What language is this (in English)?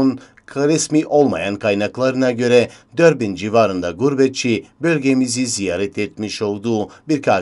Turkish